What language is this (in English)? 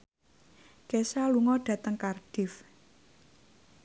Javanese